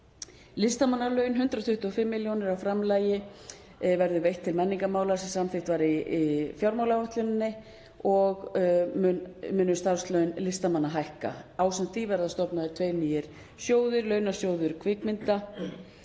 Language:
Icelandic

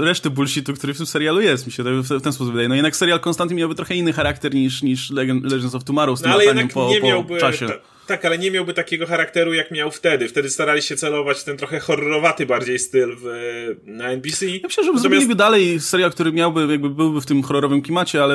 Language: Polish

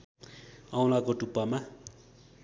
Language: Nepali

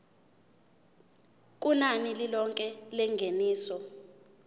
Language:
Zulu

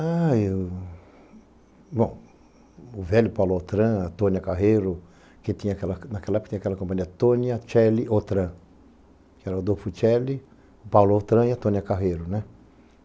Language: Portuguese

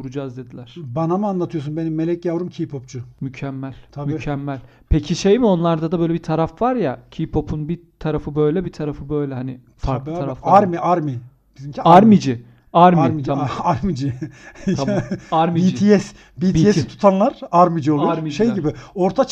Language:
Turkish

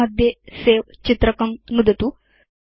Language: Sanskrit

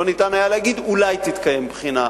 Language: Hebrew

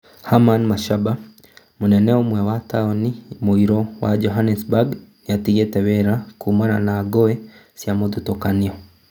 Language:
Kikuyu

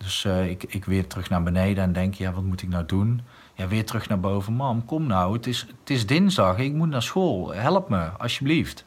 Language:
Dutch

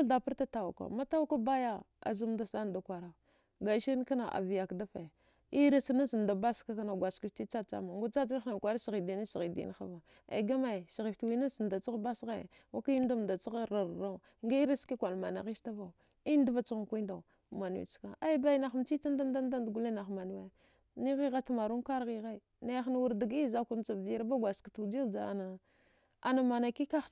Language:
Dghwede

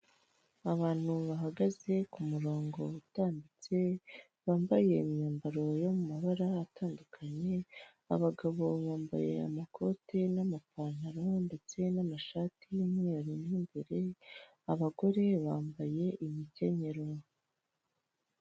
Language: Kinyarwanda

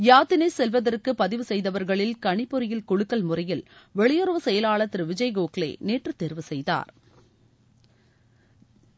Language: Tamil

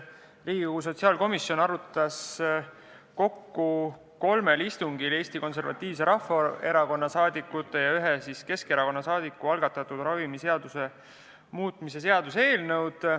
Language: Estonian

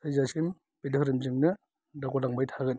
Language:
Bodo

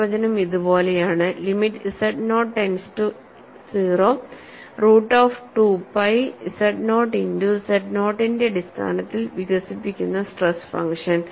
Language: Malayalam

